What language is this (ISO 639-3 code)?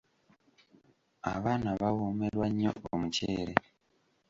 lug